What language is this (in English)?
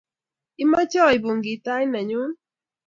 Kalenjin